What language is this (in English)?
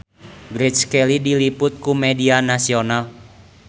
Sundanese